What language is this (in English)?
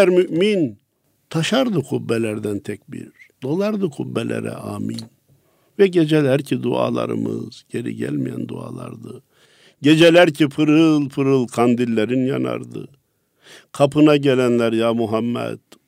Turkish